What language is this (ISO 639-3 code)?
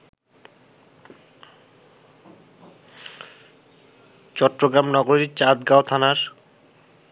ben